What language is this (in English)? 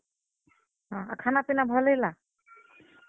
Odia